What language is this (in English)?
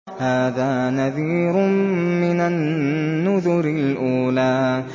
Arabic